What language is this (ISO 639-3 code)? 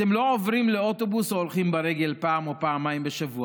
heb